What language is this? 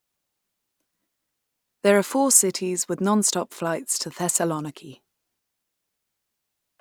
English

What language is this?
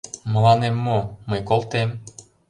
Mari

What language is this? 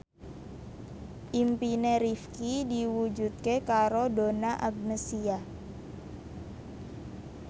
Javanese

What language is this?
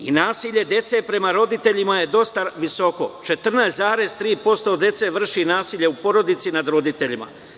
Serbian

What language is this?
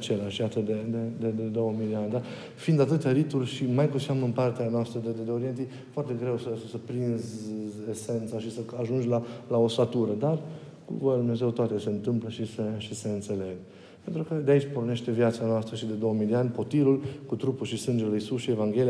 Romanian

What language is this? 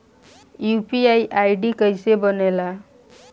Bhojpuri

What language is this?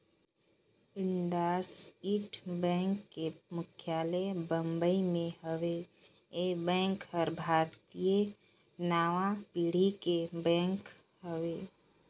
Chhattisgarhi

